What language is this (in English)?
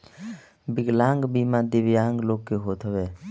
Bhojpuri